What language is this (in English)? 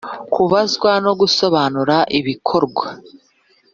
Kinyarwanda